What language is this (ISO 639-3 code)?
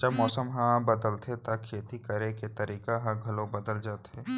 hne